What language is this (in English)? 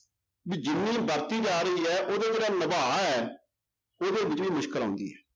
Punjabi